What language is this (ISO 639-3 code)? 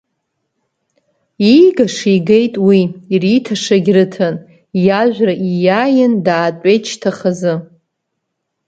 abk